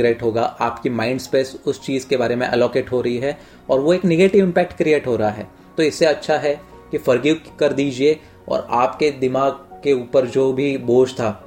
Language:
Hindi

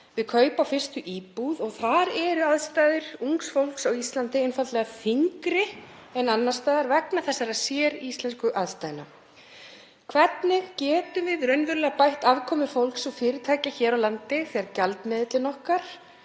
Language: Icelandic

